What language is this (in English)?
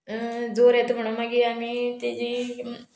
Konkani